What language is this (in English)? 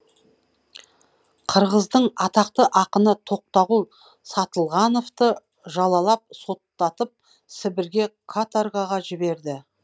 Kazakh